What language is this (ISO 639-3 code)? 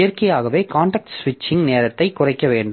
tam